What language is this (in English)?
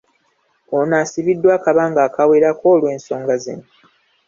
Ganda